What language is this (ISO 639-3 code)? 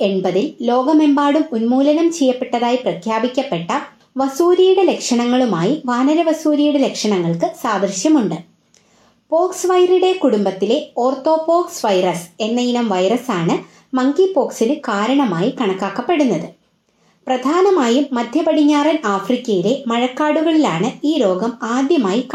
mal